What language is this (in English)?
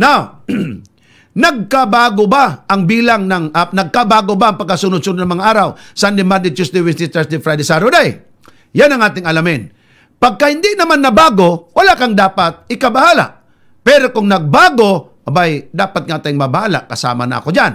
Filipino